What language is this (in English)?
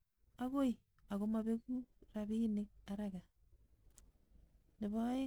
Kalenjin